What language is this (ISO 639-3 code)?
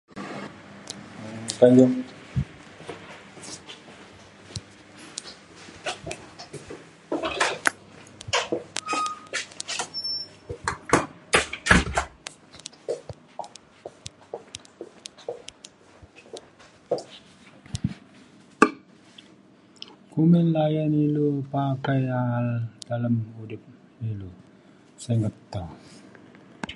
xkl